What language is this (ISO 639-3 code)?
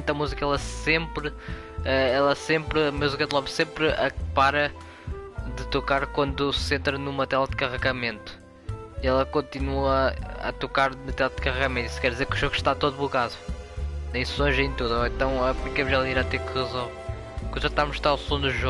por